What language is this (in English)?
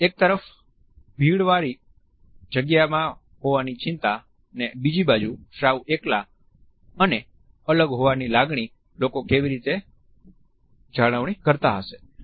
Gujarati